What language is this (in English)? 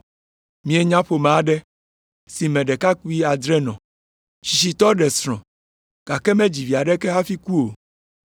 Ewe